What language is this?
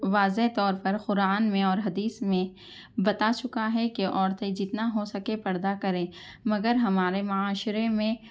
Urdu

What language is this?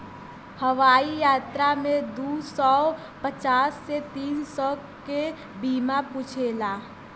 Bhojpuri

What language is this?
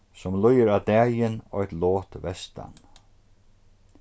Faroese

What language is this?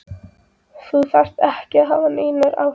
Icelandic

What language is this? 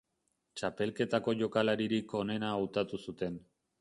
Basque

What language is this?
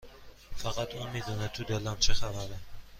Persian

